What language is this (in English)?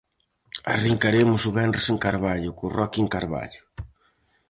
Galician